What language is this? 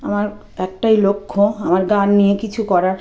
Bangla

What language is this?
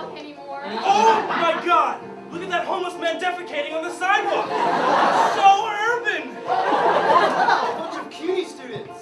English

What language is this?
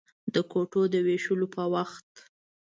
Pashto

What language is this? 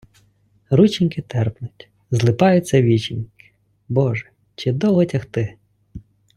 Ukrainian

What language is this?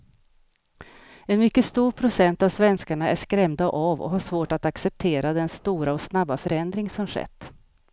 Swedish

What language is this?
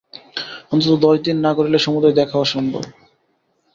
Bangla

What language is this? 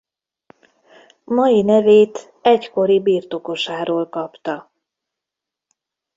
Hungarian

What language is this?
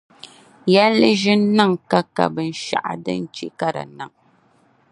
Dagbani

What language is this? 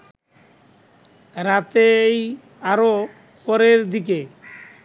Bangla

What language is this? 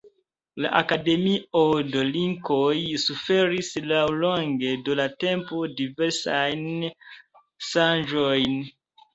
Esperanto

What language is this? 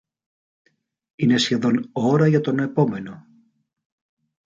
Greek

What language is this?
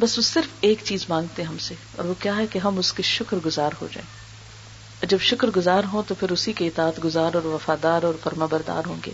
Urdu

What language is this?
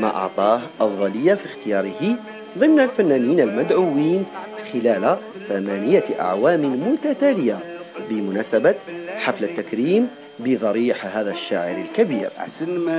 Arabic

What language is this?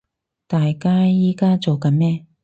Cantonese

